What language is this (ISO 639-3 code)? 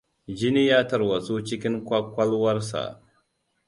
hau